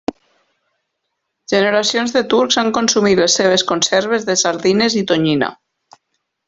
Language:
Catalan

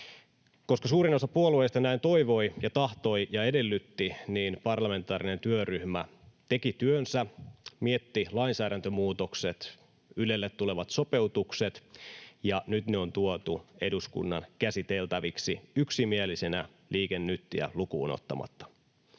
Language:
Finnish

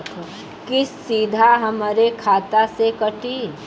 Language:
Bhojpuri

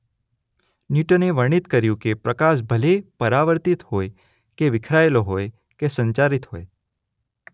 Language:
Gujarati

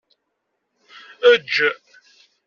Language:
Kabyle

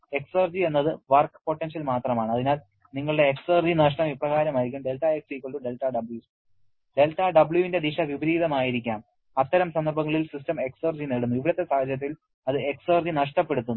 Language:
Malayalam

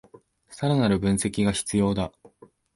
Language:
Japanese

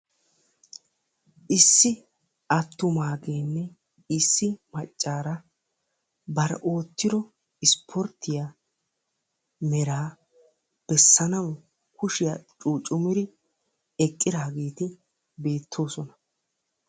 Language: Wolaytta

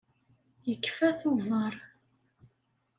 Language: Kabyle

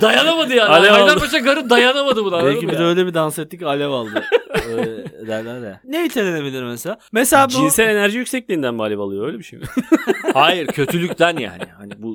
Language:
Turkish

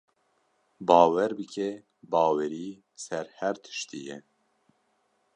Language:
Kurdish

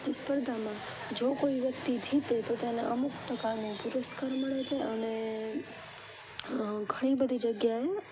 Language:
Gujarati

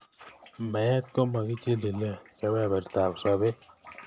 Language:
Kalenjin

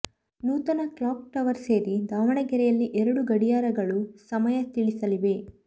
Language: Kannada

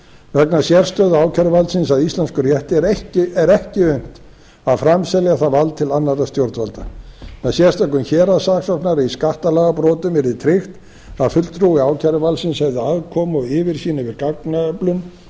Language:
Icelandic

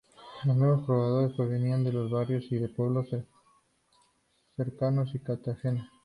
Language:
Spanish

